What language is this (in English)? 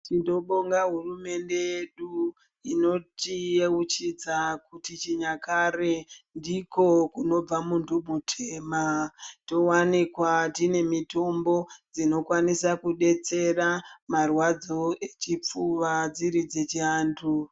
Ndau